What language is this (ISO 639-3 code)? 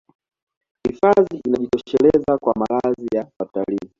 swa